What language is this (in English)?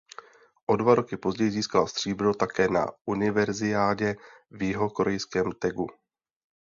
Czech